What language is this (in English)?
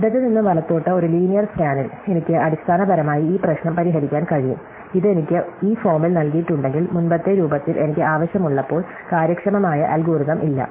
Malayalam